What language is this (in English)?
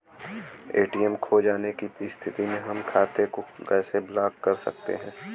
Bhojpuri